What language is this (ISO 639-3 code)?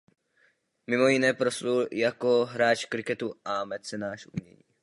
ces